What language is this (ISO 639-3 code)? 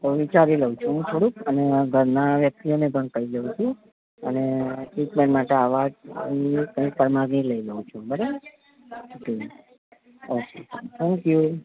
guj